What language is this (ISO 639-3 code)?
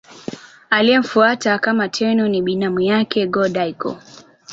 swa